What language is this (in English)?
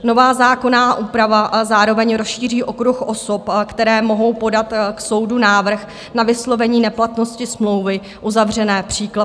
Czech